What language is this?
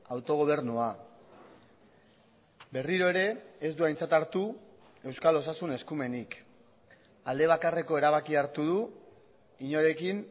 Basque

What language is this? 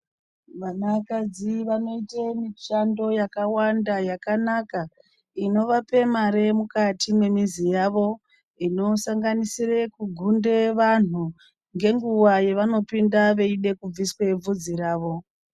Ndau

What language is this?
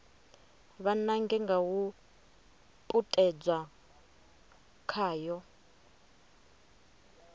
Venda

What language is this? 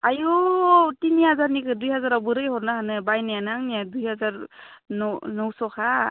Bodo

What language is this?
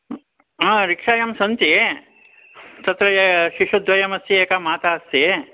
Sanskrit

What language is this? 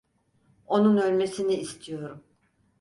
Turkish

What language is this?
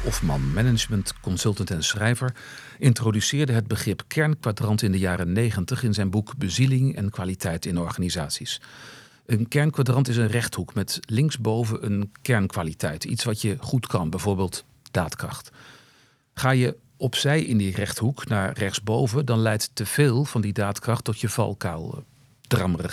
Dutch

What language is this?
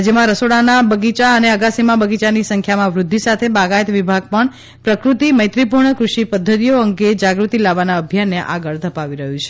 Gujarati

